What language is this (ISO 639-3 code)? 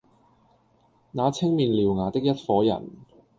yue